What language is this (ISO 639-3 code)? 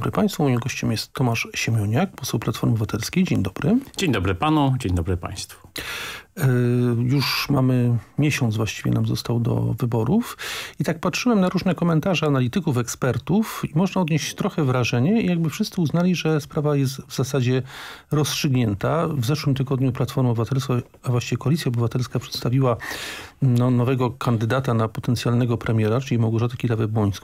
pol